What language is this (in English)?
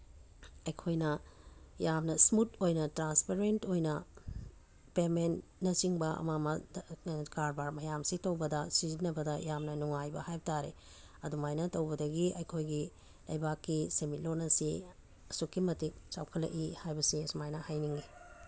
Manipuri